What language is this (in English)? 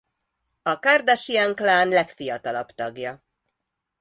Hungarian